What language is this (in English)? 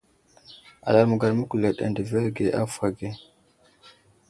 Wuzlam